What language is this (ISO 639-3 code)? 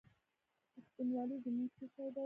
pus